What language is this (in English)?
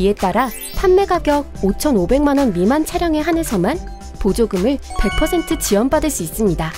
Korean